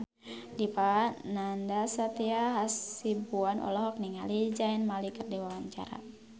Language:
Sundanese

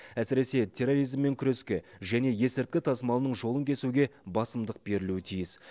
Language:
Kazakh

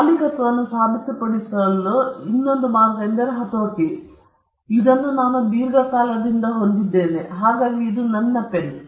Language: Kannada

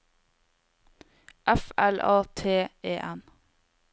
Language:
Norwegian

